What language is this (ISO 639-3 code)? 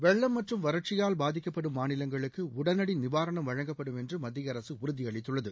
tam